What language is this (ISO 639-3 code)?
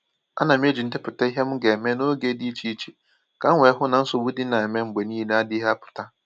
ibo